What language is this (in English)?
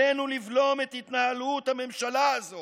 Hebrew